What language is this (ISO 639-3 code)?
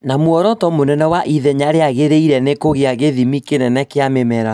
kik